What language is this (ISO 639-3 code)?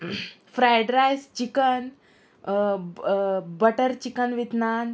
kok